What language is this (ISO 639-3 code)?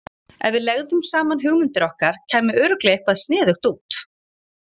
isl